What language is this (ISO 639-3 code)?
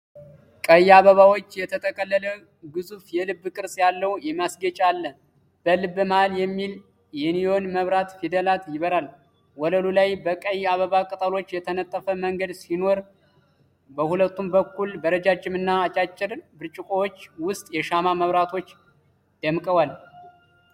amh